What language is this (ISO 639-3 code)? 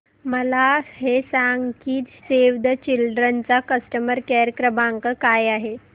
mar